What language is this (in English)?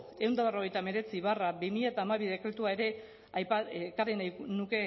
Basque